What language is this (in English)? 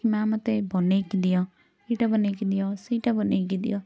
Odia